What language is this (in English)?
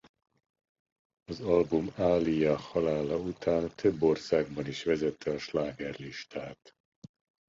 Hungarian